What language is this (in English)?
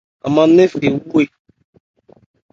Ebrié